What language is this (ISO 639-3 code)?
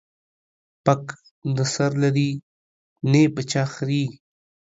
pus